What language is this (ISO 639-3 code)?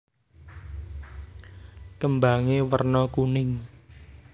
jav